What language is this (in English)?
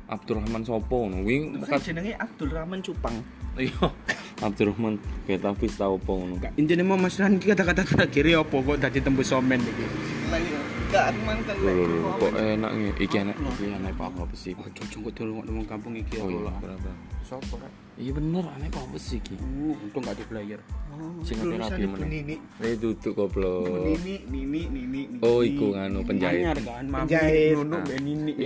Indonesian